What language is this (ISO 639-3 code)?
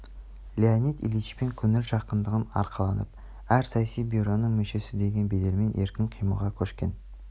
kaz